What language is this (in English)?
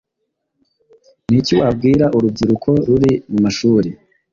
Kinyarwanda